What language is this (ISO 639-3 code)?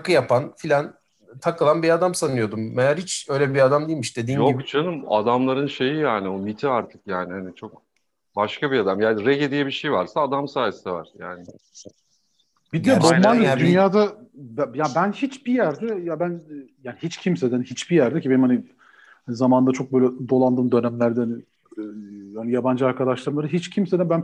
tur